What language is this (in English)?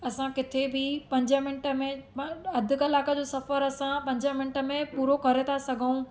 Sindhi